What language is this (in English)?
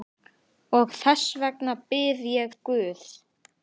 Icelandic